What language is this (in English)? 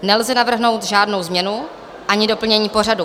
Czech